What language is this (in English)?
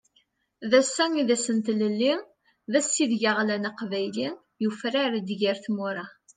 Kabyle